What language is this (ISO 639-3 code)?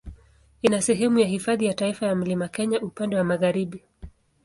swa